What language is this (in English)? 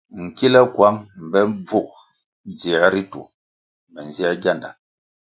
Kwasio